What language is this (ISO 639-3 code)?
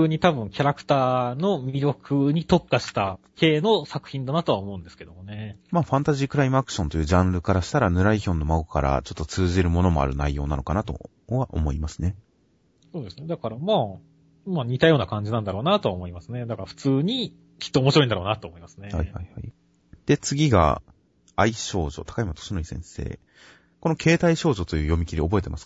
jpn